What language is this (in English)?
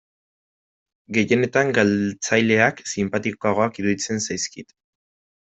Basque